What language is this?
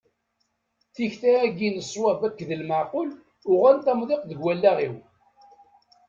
Kabyle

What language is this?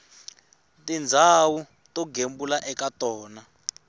Tsonga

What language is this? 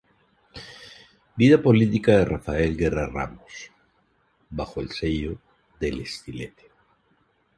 Spanish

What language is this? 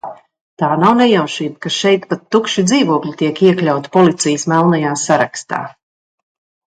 Latvian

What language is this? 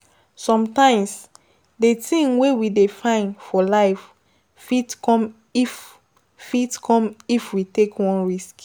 Nigerian Pidgin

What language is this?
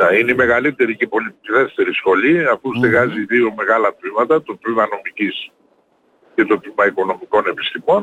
Greek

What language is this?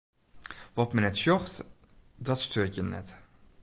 Western Frisian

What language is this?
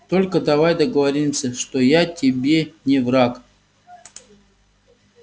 Russian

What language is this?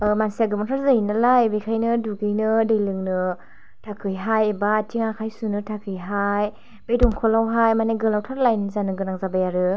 Bodo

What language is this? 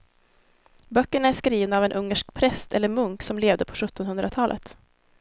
Swedish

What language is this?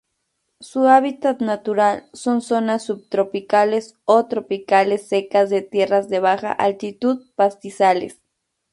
Spanish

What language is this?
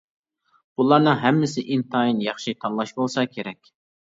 Uyghur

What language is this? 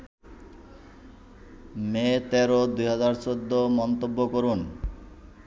Bangla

